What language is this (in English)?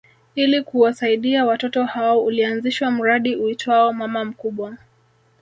Swahili